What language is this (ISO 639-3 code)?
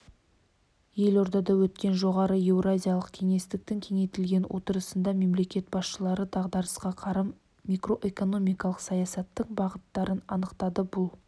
kaz